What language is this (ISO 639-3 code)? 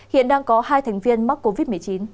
vie